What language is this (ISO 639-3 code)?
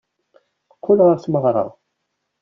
kab